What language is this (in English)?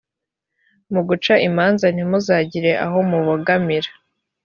Kinyarwanda